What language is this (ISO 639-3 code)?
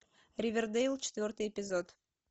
rus